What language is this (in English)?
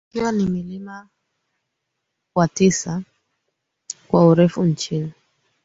Swahili